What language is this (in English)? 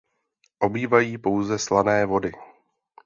Czech